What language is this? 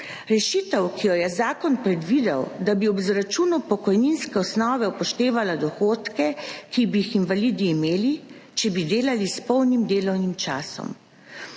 Slovenian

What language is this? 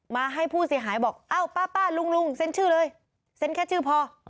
Thai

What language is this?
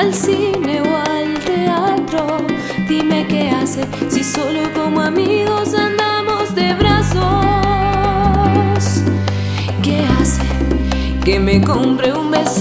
Ukrainian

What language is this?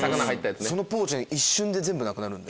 Japanese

